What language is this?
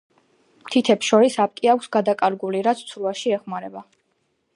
Georgian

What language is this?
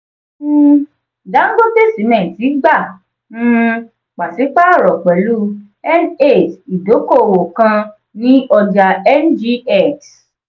Yoruba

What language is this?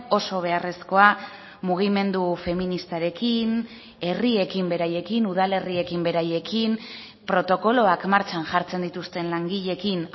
Basque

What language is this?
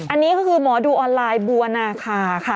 Thai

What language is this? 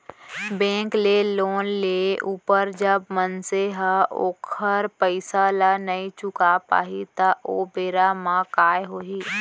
Chhattisgarhi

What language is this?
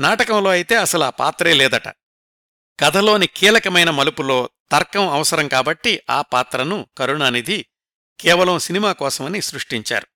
Telugu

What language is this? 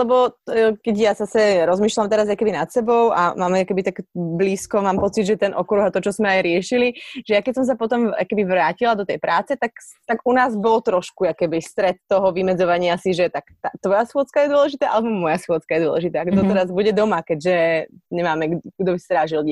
Slovak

